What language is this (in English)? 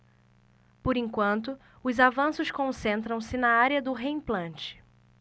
Portuguese